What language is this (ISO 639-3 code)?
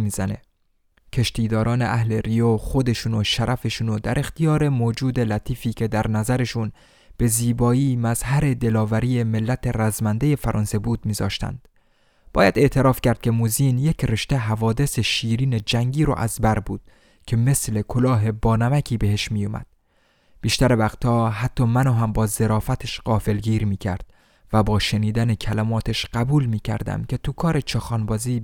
fas